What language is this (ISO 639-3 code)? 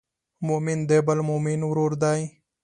pus